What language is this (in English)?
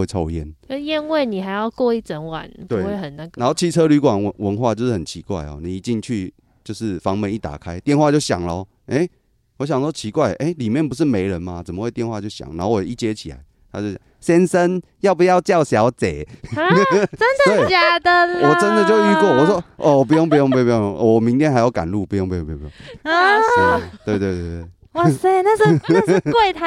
Chinese